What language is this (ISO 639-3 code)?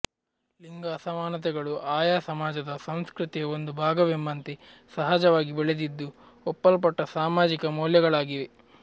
kan